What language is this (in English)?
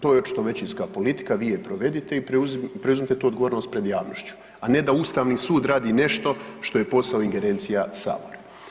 Croatian